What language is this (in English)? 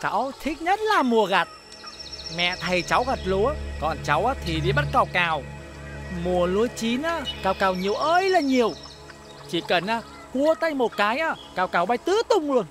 Vietnamese